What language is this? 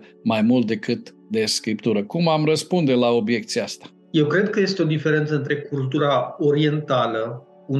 Romanian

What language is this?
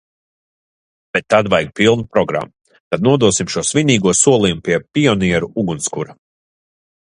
Latvian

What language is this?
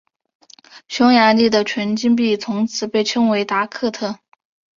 Chinese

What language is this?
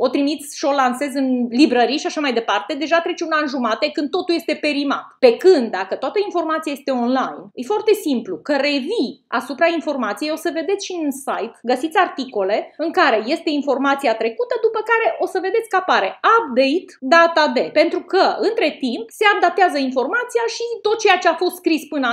Romanian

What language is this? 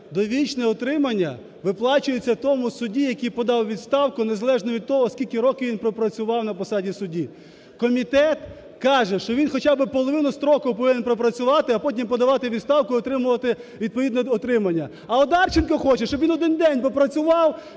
Ukrainian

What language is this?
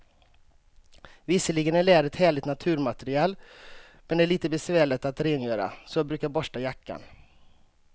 Swedish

